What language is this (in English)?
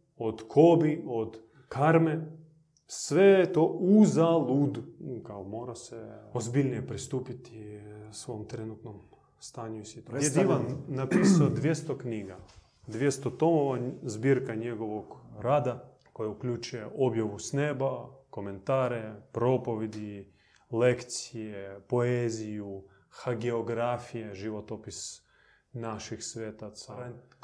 Croatian